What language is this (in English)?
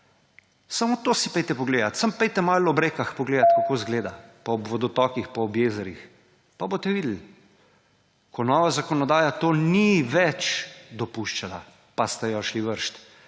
Slovenian